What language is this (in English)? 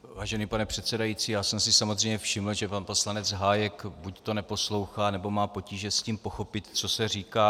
Czech